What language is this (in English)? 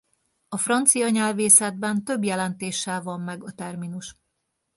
Hungarian